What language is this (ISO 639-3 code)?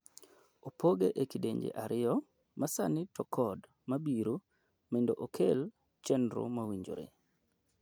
luo